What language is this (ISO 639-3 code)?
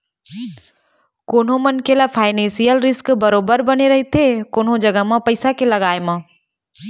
hne